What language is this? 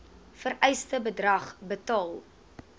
Afrikaans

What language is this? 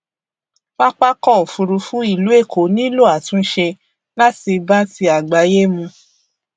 Yoruba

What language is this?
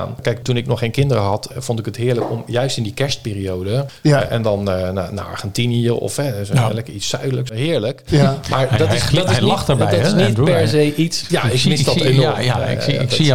Dutch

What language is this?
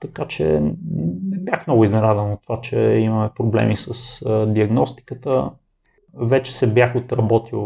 Bulgarian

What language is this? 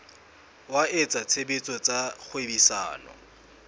Southern Sotho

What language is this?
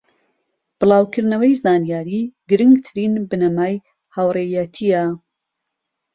Central Kurdish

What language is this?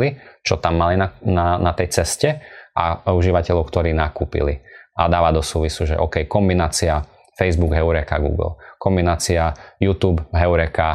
Slovak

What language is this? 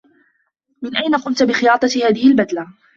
Arabic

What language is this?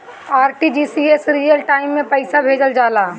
Bhojpuri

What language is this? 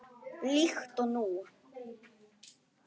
Icelandic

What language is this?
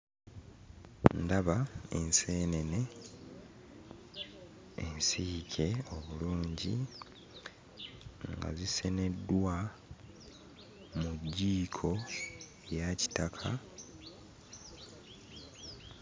Ganda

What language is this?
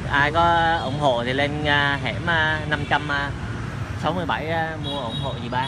Vietnamese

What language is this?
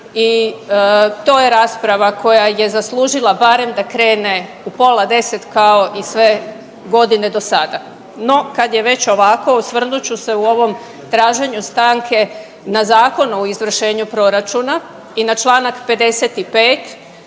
Croatian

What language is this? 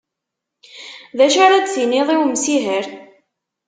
Kabyle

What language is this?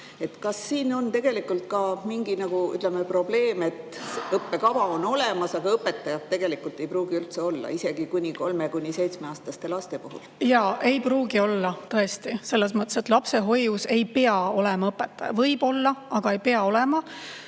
Estonian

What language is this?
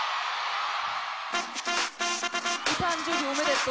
Japanese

